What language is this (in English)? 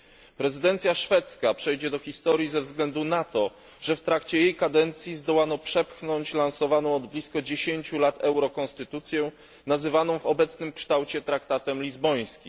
Polish